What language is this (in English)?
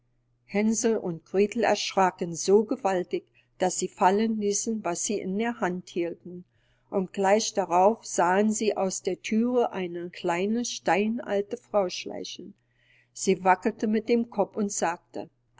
German